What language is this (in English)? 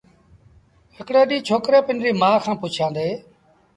Sindhi Bhil